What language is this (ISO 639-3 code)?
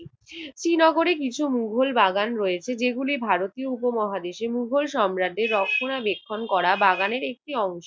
ben